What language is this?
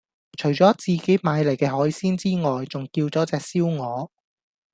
Cantonese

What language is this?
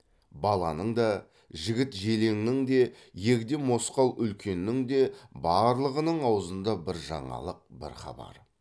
Kazakh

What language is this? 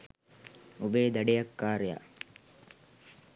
Sinhala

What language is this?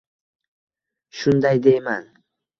Uzbek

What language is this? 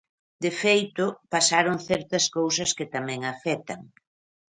Galician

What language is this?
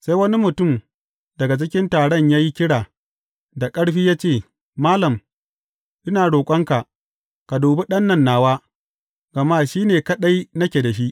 Hausa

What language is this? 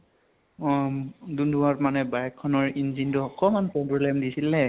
Assamese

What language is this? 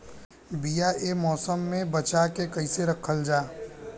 Bhojpuri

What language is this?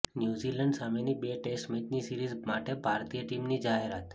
Gujarati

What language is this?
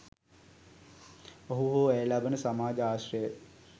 Sinhala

